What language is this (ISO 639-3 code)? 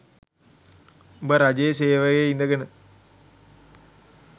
sin